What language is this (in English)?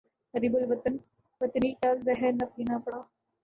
Urdu